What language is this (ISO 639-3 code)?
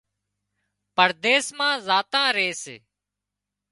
kxp